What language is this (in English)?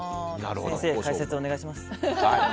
Japanese